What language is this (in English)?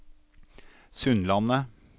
Norwegian